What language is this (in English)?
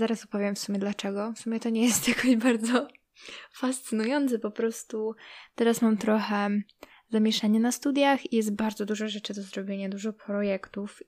Polish